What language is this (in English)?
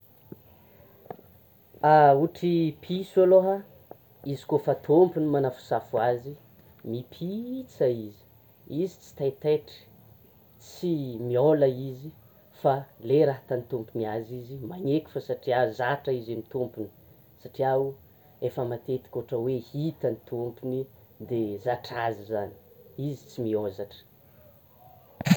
Tsimihety Malagasy